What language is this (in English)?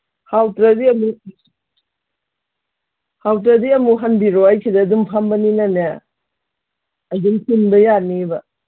Manipuri